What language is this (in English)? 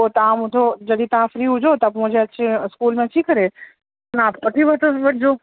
Sindhi